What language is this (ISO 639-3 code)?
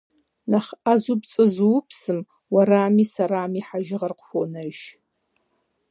kbd